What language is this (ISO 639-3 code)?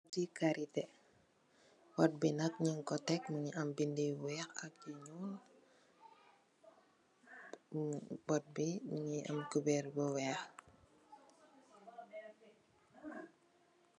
wol